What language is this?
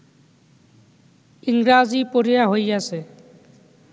Bangla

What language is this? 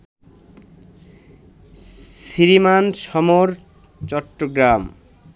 Bangla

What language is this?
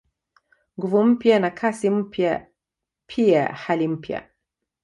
Swahili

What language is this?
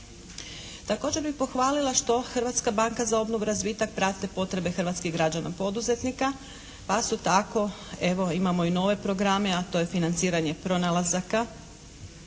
Croatian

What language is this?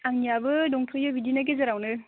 Bodo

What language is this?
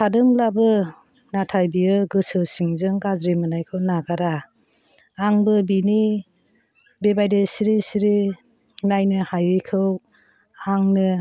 Bodo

